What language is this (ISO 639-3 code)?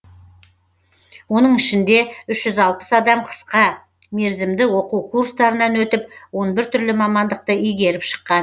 kaz